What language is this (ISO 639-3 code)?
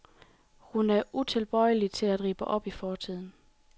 dan